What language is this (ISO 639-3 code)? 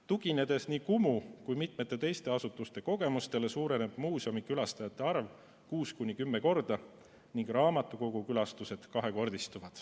est